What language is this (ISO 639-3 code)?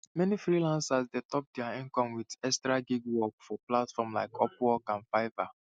pcm